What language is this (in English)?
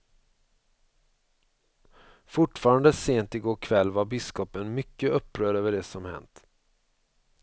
Swedish